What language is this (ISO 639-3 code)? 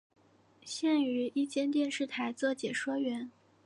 zho